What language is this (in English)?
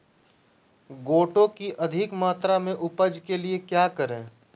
Magahi